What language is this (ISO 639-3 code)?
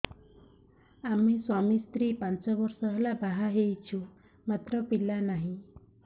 ori